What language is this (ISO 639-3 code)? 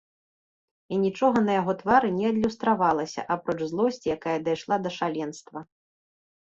bel